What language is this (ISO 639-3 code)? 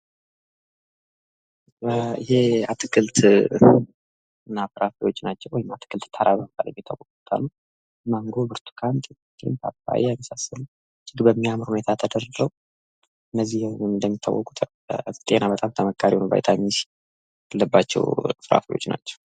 amh